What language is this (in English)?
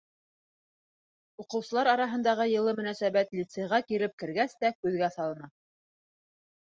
Bashkir